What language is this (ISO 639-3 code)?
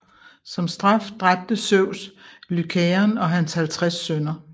dan